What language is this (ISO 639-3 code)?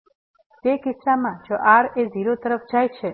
guj